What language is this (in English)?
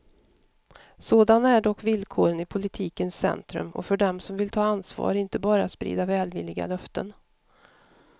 Swedish